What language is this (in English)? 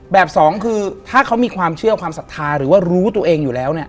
Thai